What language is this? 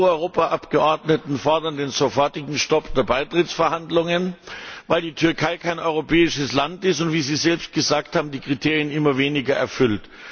German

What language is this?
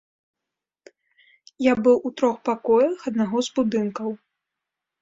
Belarusian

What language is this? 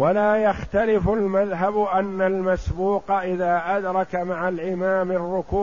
Arabic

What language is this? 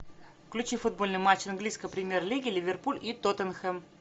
Russian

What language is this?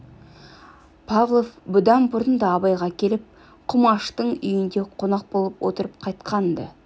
Kazakh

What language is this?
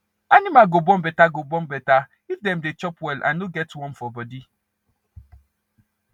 Nigerian Pidgin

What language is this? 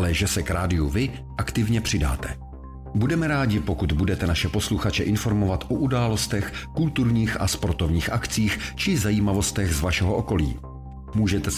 Czech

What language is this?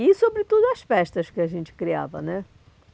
Portuguese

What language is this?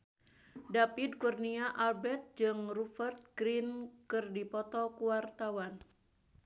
Sundanese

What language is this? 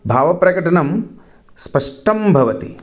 Sanskrit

